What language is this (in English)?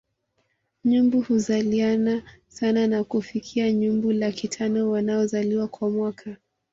Swahili